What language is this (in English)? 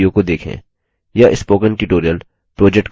Hindi